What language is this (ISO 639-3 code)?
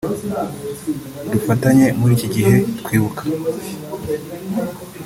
kin